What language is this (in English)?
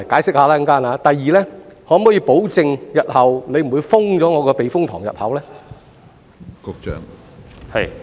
Cantonese